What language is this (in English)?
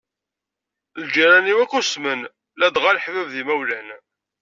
Kabyle